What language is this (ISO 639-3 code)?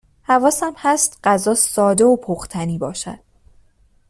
fas